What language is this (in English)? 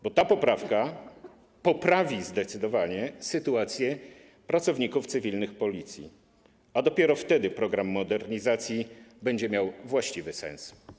Polish